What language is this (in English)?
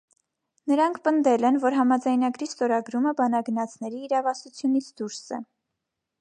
Armenian